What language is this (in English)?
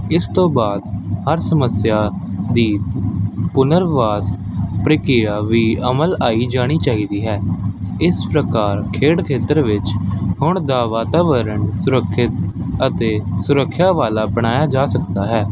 Punjabi